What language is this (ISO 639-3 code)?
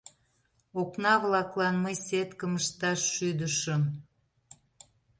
chm